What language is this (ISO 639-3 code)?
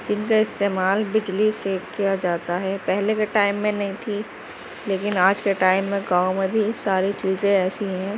urd